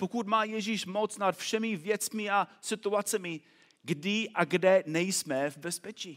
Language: Czech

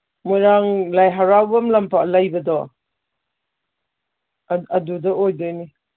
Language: Manipuri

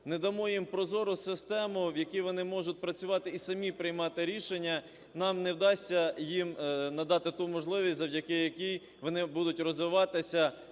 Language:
Ukrainian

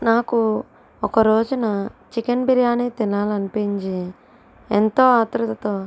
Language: Telugu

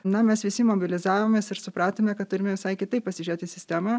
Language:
Lithuanian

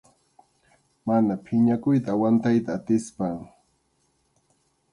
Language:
Arequipa-La Unión Quechua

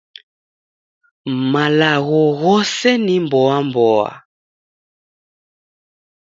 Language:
Taita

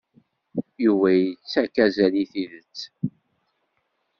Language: Kabyle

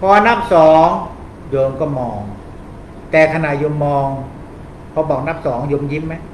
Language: Thai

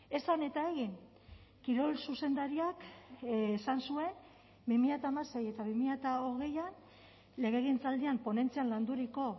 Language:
Basque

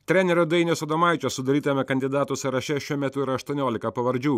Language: Lithuanian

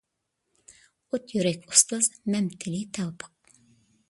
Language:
Uyghur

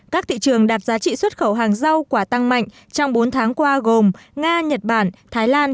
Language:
Vietnamese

